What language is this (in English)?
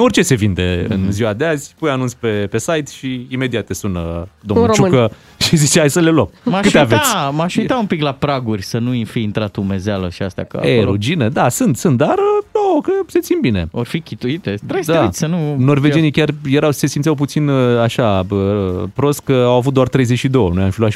Romanian